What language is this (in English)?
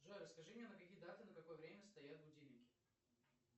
Russian